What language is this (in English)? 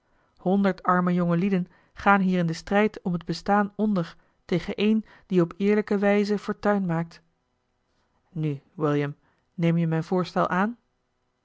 Dutch